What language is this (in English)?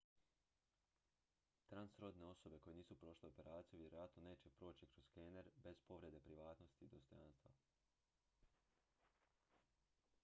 Croatian